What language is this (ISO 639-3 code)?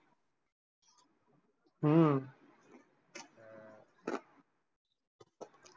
mar